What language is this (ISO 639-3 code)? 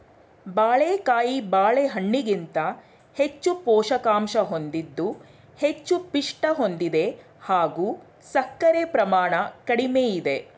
kan